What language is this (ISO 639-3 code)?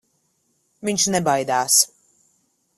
lav